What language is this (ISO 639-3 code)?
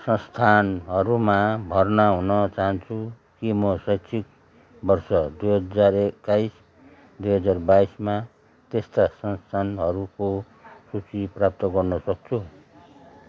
nep